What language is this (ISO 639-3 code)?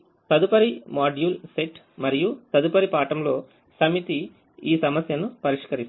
tel